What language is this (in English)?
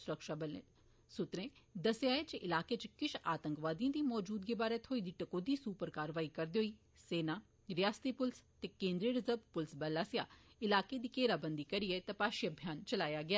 Dogri